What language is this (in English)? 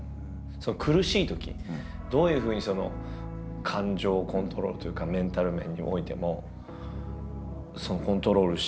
Japanese